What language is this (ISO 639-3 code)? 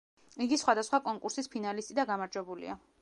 kat